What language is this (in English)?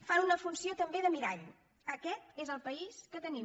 Catalan